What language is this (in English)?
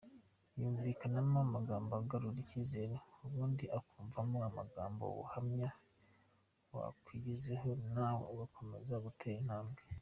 Kinyarwanda